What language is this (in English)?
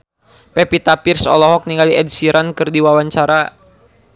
Sundanese